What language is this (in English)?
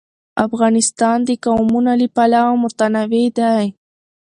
Pashto